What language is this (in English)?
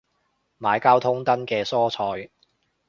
Cantonese